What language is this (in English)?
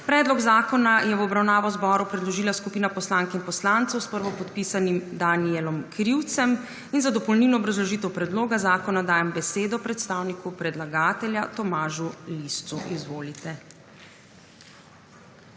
Slovenian